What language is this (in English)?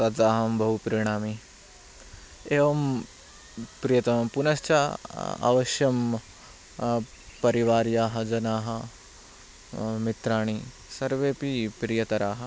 Sanskrit